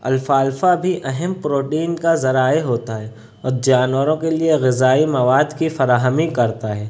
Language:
Urdu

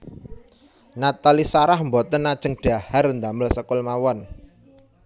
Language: Javanese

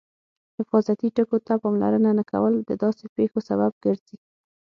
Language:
Pashto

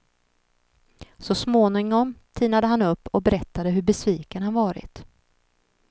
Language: Swedish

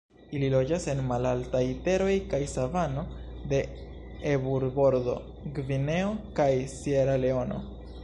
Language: Esperanto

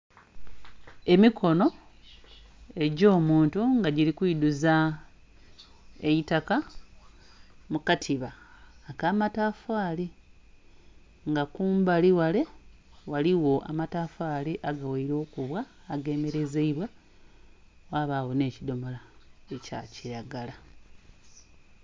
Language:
Soga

